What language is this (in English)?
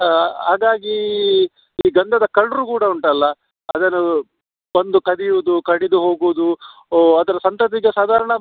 Kannada